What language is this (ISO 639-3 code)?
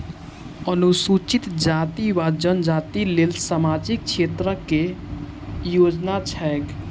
mai